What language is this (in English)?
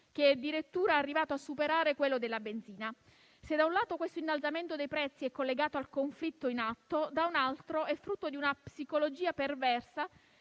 Italian